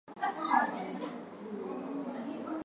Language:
Swahili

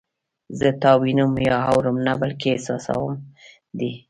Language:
Pashto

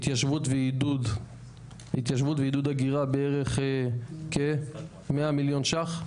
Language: Hebrew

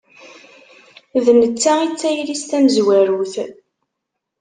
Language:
Kabyle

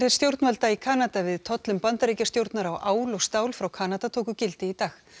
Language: Icelandic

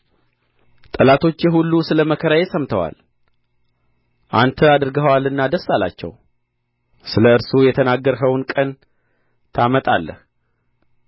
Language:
Amharic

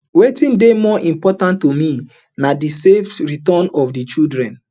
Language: Nigerian Pidgin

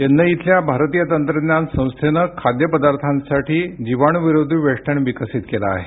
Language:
Marathi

